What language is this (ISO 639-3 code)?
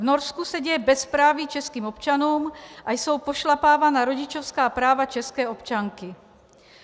ces